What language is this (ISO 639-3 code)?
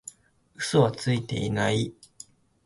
jpn